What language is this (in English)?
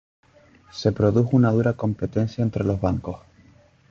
Spanish